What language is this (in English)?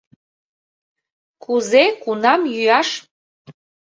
Mari